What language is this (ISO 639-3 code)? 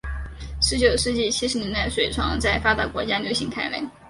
zho